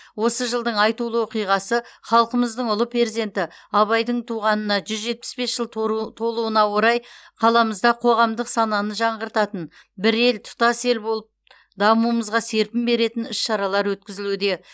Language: Kazakh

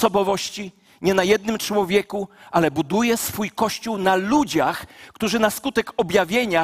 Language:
Polish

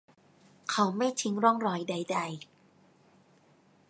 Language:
Thai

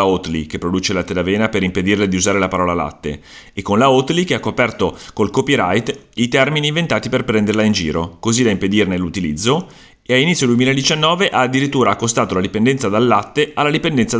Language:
Italian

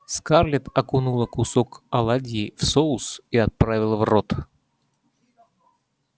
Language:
Russian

